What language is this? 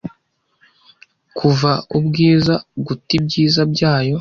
Kinyarwanda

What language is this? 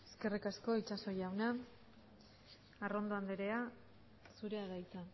Basque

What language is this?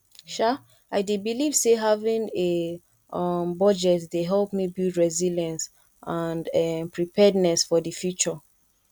Nigerian Pidgin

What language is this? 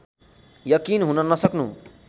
Nepali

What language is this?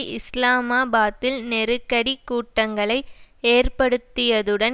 Tamil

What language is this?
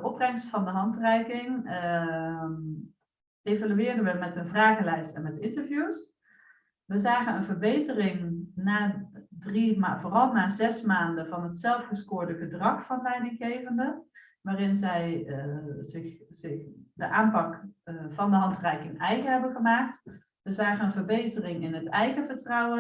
Dutch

